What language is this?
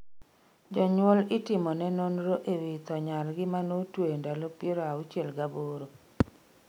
Luo (Kenya and Tanzania)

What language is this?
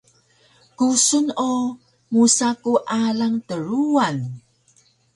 Taroko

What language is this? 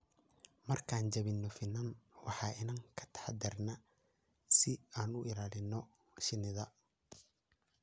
Somali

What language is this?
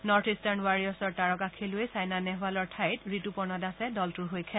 Assamese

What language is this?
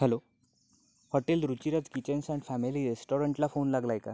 Marathi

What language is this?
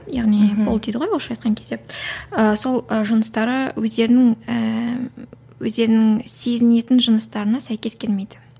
Kazakh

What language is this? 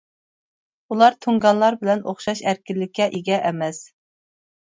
Uyghur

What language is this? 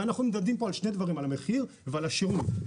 Hebrew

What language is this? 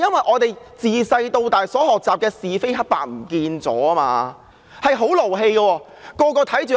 Cantonese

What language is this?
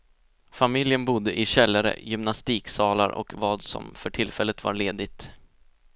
Swedish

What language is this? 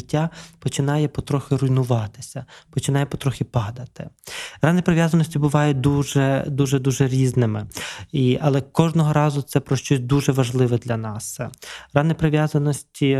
Ukrainian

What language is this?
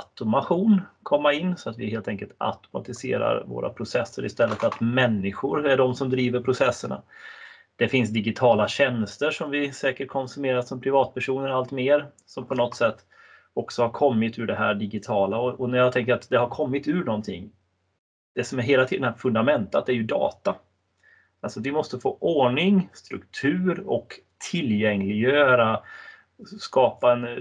Swedish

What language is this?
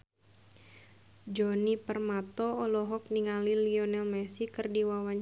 Sundanese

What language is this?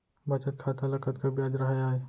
Chhattisgarhi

